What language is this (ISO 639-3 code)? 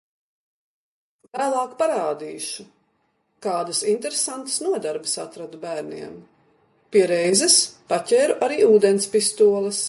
lav